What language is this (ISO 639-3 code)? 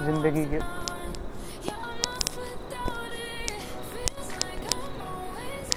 mar